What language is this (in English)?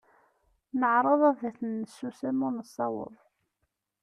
Kabyle